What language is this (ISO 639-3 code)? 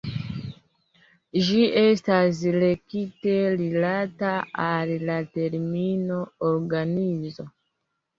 epo